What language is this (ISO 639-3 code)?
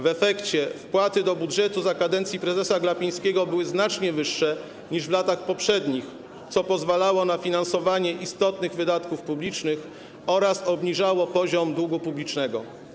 pol